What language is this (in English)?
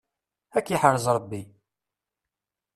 Kabyle